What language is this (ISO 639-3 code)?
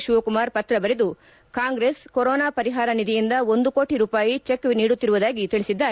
kan